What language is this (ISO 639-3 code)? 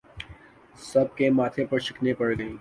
urd